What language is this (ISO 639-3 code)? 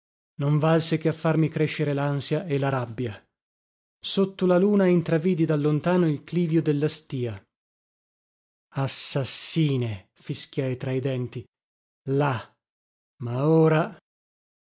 ita